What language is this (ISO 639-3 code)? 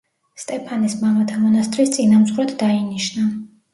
kat